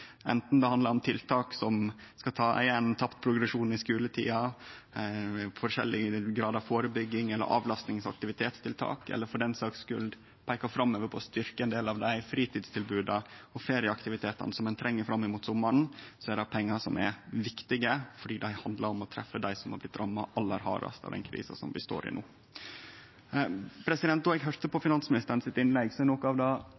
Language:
Norwegian Nynorsk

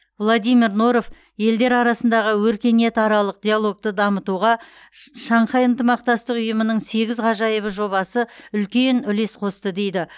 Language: Kazakh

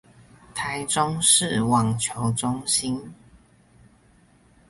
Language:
Chinese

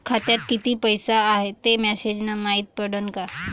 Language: Marathi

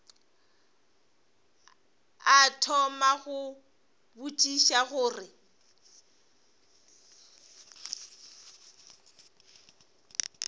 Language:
Northern Sotho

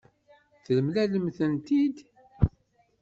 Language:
Kabyle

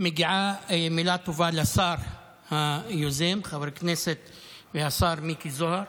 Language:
Hebrew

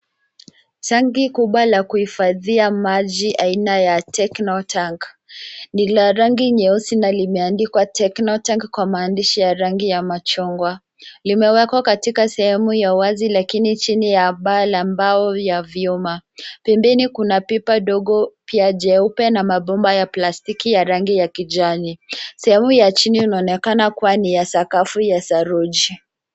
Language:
Swahili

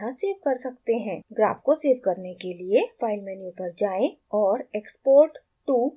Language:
Hindi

